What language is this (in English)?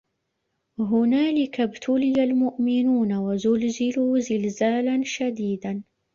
Arabic